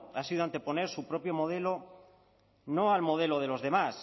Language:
Spanish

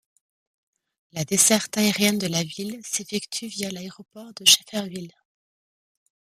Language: French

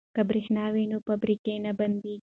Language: Pashto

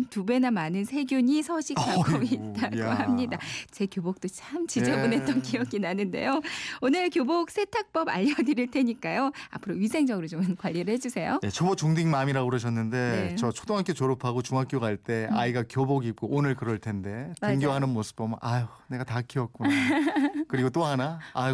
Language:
Korean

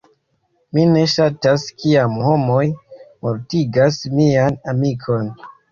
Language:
Esperanto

